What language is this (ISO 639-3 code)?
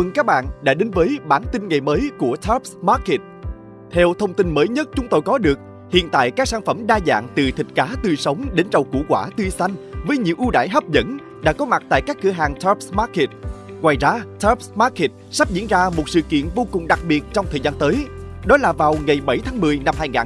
vie